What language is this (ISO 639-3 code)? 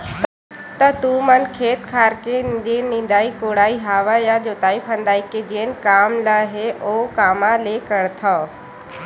hne